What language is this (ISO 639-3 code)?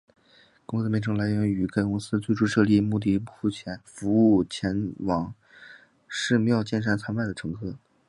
zho